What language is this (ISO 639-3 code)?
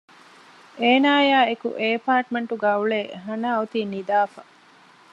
div